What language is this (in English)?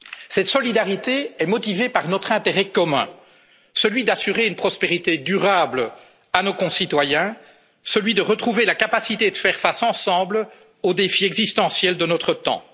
French